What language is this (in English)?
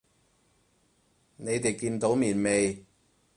Cantonese